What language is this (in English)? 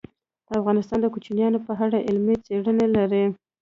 Pashto